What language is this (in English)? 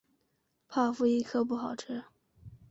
Chinese